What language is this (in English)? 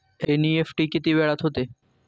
Marathi